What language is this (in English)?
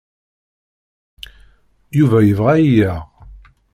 Kabyle